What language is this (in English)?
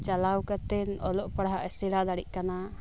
Santali